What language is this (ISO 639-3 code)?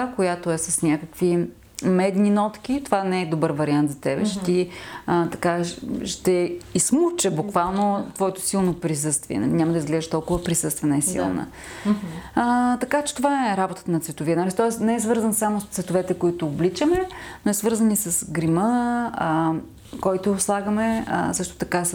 bul